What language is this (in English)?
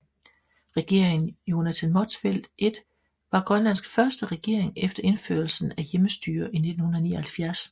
Danish